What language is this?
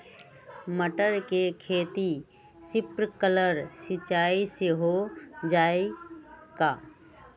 Magahi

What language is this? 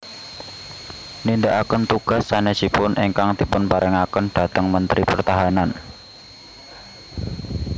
Javanese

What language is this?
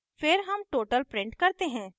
Hindi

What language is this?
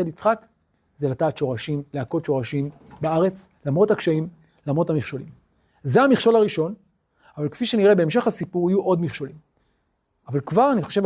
Hebrew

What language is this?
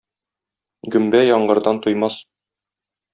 Tatar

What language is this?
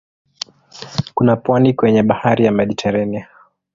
Swahili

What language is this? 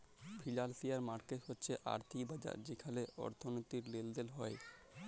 Bangla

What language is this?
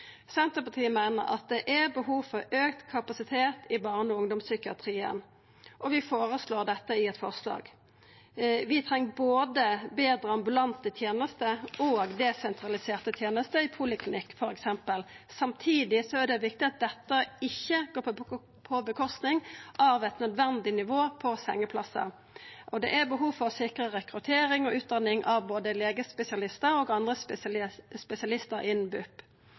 Norwegian Nynorsk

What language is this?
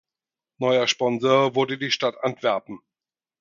German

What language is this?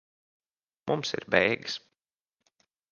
Latvian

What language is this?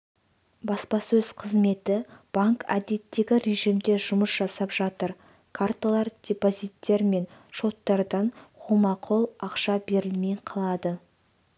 Kazakh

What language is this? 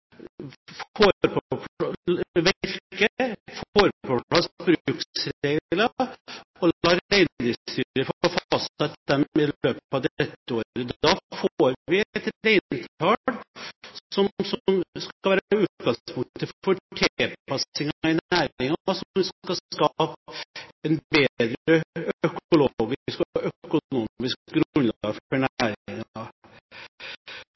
Norwegian Bokmål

